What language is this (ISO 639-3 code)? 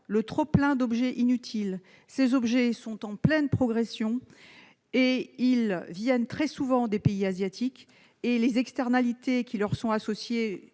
fra